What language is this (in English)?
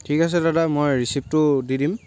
Assamese